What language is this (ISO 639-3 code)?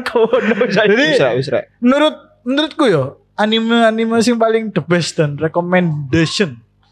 ind